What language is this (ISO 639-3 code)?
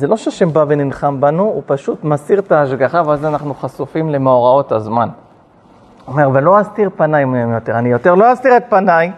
heb